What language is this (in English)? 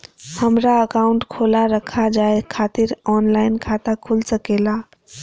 Magahi